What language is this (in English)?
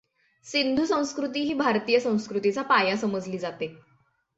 Marathi